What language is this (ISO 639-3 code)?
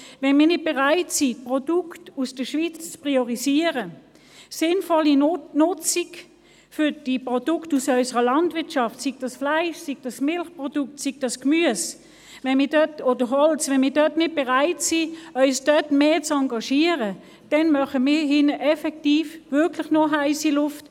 gsw